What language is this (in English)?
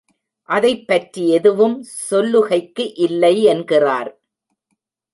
Tamil